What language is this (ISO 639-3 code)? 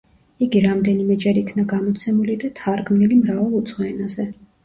kat